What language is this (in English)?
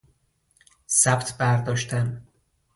Persian